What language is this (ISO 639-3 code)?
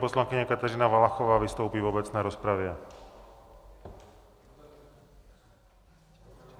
ces